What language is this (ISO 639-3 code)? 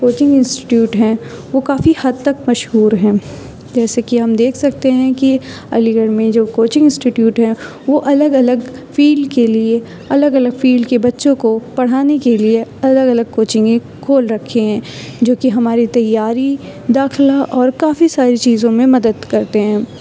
urd